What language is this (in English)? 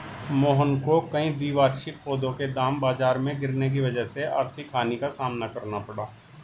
Hindi